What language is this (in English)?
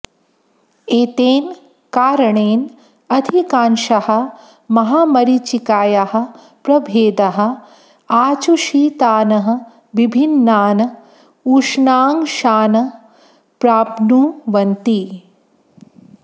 Sanskrit